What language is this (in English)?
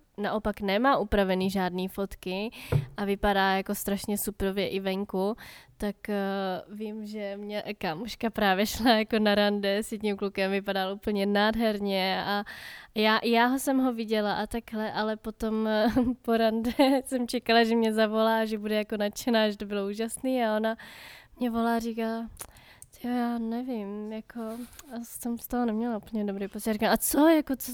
Czech